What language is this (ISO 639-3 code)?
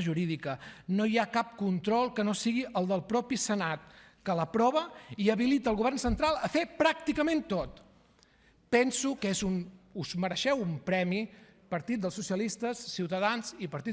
cat